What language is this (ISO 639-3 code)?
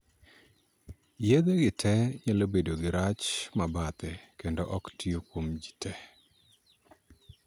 luo